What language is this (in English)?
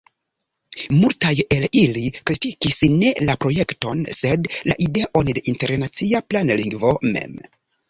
Esperanto